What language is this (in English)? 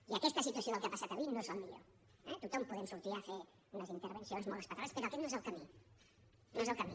Catalan